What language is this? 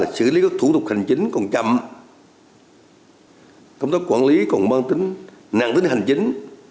Vietnamese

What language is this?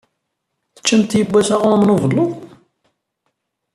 Kabyle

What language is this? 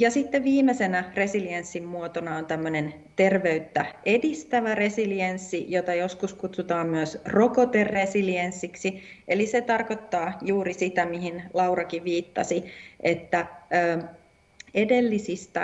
Finnish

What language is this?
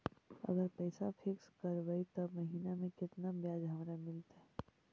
Magahi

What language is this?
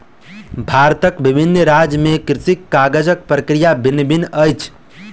Maithili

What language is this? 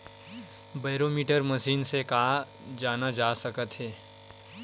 Chhattisgarhi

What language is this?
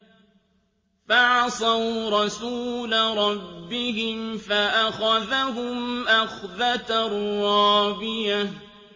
Arabic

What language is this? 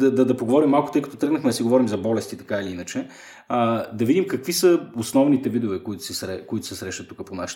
Bulgarian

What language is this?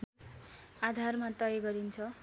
Nepali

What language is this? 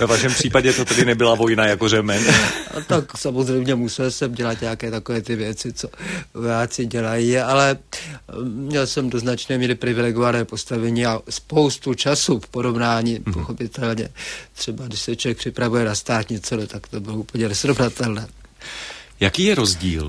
Czech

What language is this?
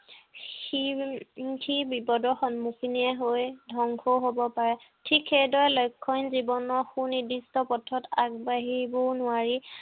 Assamese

